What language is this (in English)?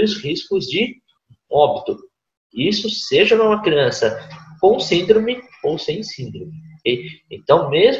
Portuguese